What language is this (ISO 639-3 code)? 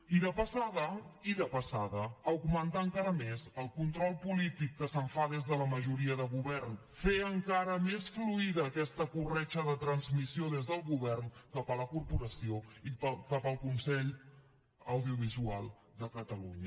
cat